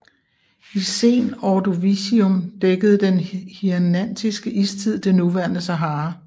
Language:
Danish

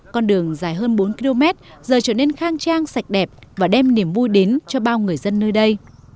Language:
Vietnamese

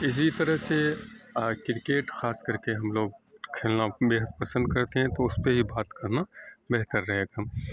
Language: Urdu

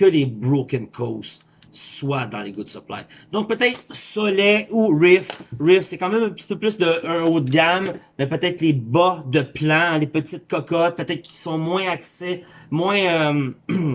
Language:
French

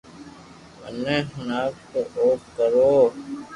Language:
Loarki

